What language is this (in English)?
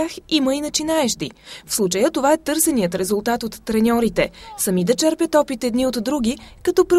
Bulgarian